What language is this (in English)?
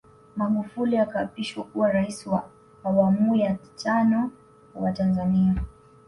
Swahili